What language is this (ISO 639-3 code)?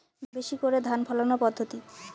ben